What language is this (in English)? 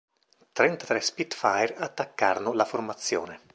Italian